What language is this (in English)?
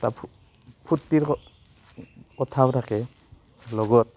Assamese